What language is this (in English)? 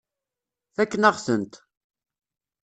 Kabyle